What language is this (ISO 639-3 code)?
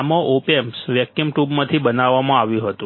guj